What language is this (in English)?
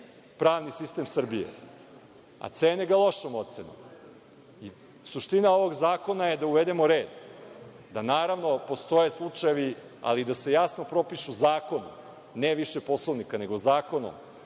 Serbian